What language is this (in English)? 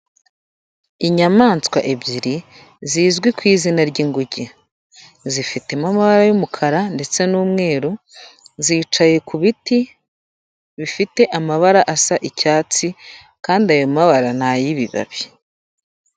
Kinyarwanda